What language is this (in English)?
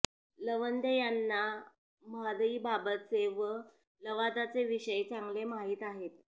Marathi